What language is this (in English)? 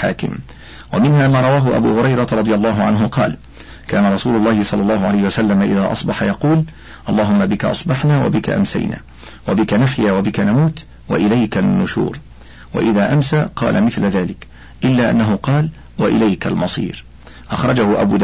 Arabic